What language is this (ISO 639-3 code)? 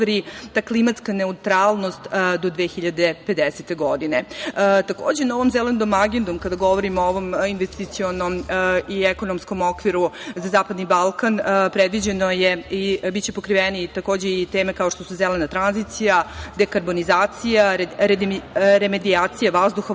srp